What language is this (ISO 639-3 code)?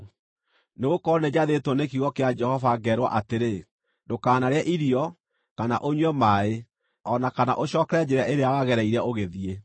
kik